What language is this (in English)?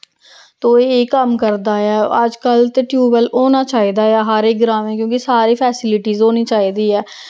Dogri